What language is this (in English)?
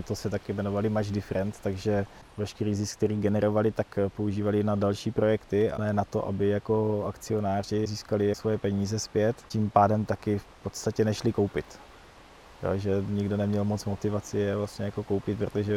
Czech